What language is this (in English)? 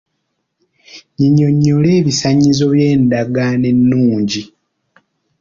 Ganda